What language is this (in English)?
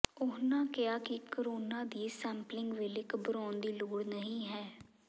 Punjabi